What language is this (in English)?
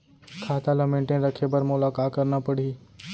Chhattisgarhi